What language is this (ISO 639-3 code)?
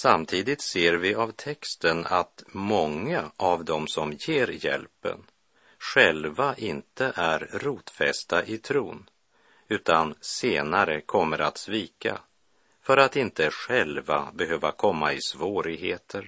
swe